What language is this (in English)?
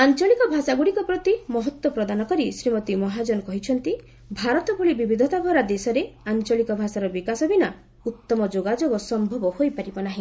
Odia